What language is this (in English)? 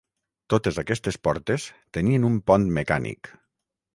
Catalan